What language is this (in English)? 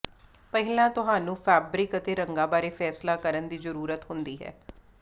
Punjabi